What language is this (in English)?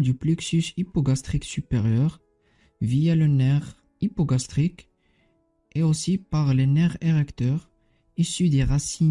French